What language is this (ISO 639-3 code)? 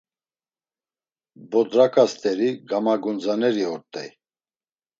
lzz